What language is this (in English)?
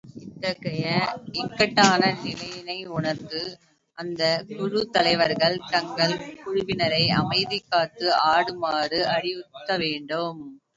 Tamil